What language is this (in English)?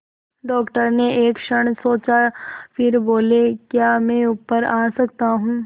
Hindi